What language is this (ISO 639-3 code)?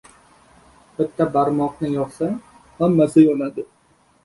uzb